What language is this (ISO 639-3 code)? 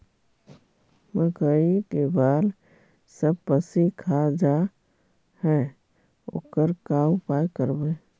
mag